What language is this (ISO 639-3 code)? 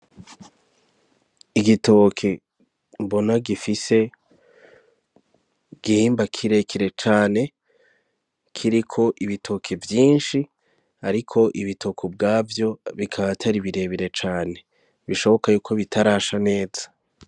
run